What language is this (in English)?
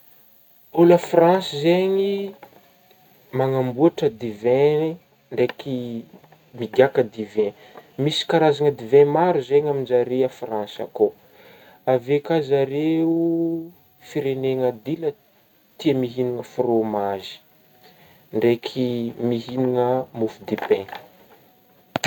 Northern Betsimisaraka Malagasy